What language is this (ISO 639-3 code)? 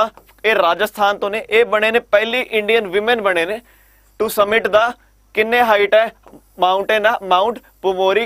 hin